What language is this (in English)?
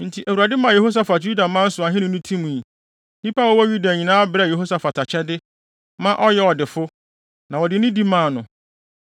Akan